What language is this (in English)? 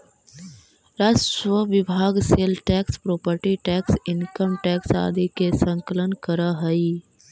Magahi